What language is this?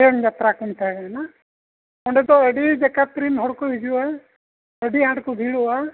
Santali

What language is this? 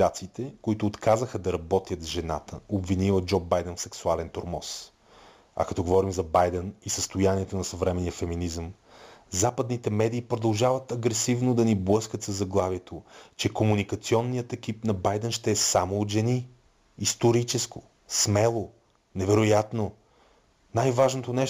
Bulgarian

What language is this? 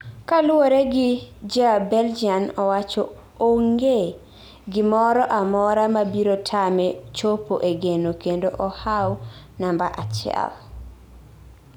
Luo (Kenya and Tanzania)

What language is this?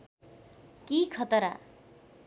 Nepali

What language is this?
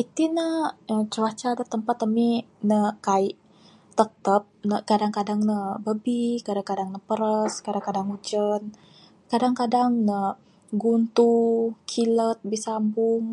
Bukar-Sadung Bidayuh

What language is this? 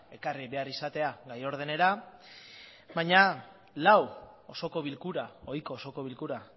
Basque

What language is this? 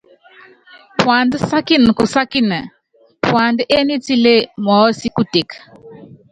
Yangben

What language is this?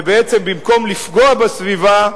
Hebrew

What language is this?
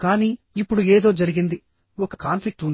Telugu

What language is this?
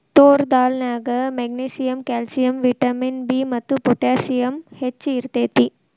Kannada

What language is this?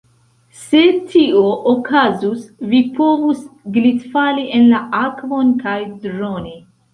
Esperanto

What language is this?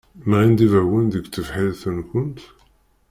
Kabyle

